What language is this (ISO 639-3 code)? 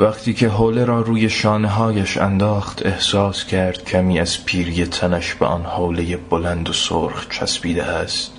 fas